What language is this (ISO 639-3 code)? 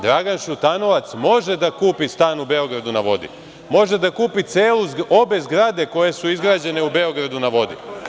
srp